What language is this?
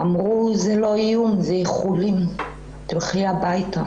Hebrew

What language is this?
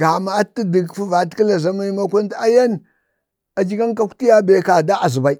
Bade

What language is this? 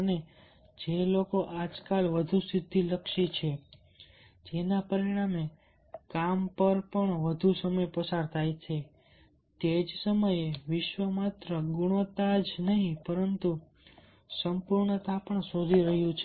Gujarati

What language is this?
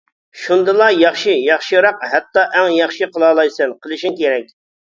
Uyghur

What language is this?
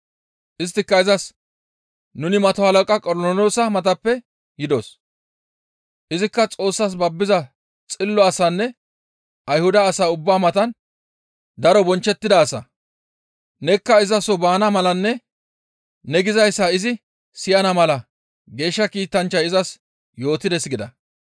Gamo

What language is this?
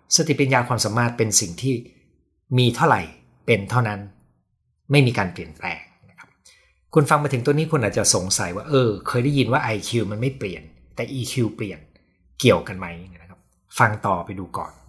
Thai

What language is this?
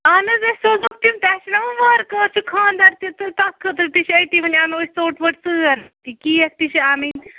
Kashmiri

